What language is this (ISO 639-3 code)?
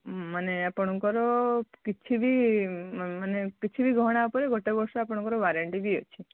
ori